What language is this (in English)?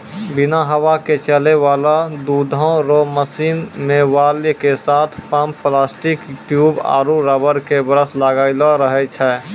Maithili